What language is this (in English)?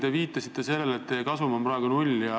Estonian